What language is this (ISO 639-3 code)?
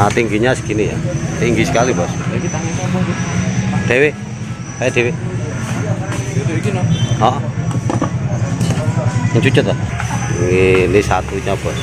ind